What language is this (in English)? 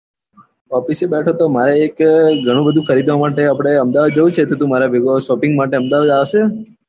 Gujarati